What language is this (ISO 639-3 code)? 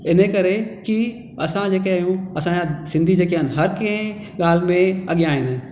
snd